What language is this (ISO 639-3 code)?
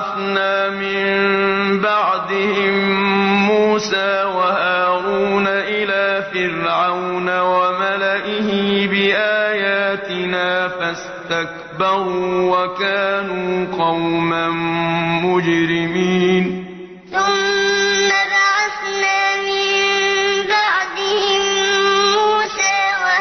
ara